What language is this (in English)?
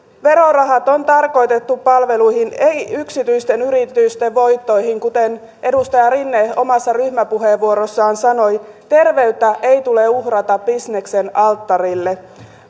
Finnish